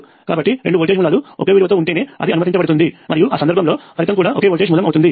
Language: Telugu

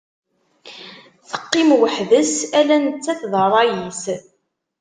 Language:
Kabyle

